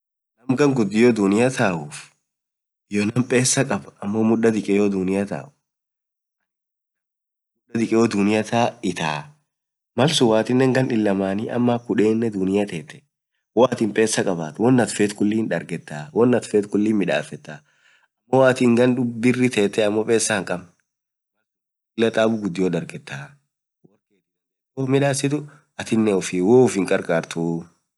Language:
Orma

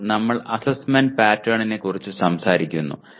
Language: Malayalam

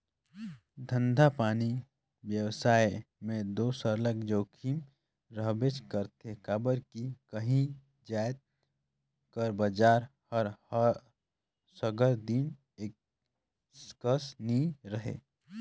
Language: Chhattisgarhi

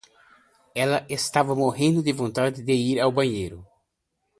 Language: Portuguese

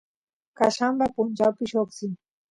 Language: Santiago del Estero Quichua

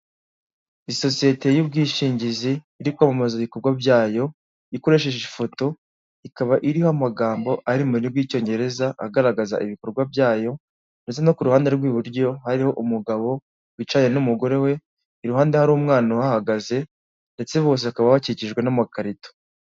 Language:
Kinyarwanda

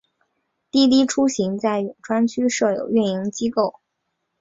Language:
Chinese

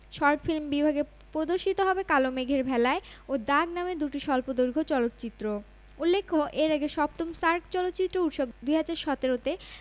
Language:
Bangla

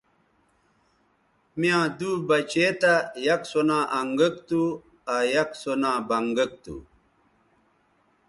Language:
Bateri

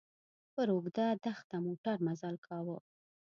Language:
Pashto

